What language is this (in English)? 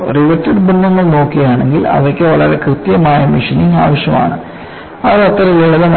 Malayalam